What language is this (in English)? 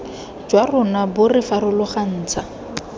Tswana